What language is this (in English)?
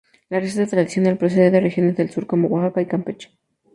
Spanish